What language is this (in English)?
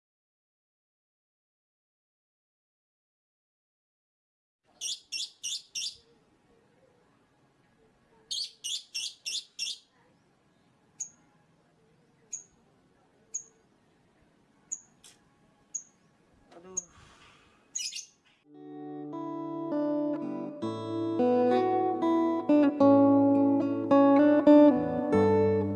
Indonesian